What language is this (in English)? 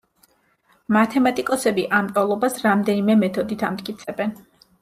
Georgian